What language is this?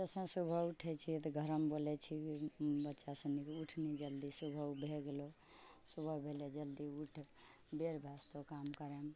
Maithili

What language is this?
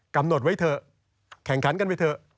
Thai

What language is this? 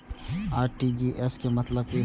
Maithili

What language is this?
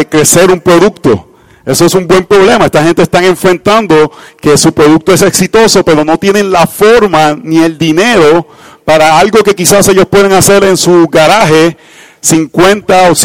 Spanish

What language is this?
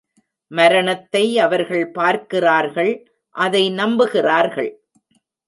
Tamil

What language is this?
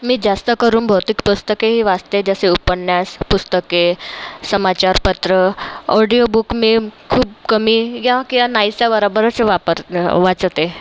Marathi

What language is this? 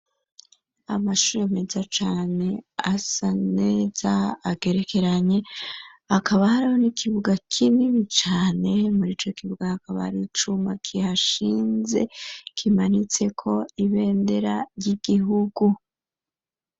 Rundi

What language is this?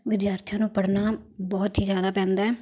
Punjabi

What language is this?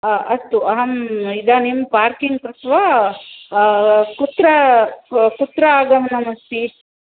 Sanskrit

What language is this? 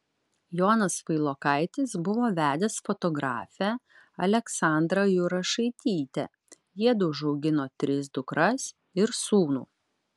Lithuanian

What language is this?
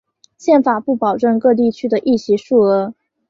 Chinese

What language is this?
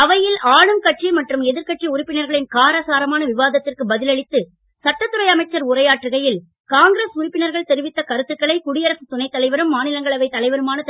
Tamil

